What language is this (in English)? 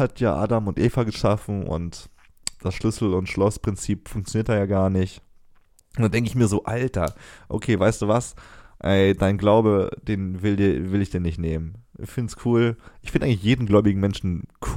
German